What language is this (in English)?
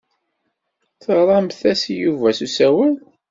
Kabyle